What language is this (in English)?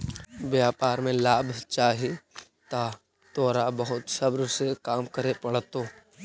Magahi